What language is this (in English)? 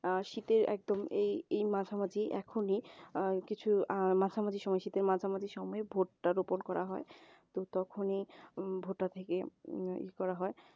Bangla